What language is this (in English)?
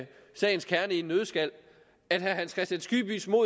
Danish